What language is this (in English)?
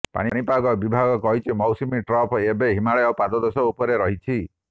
Odia